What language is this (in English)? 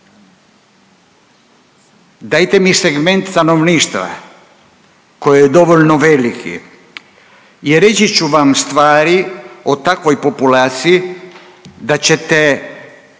Croatian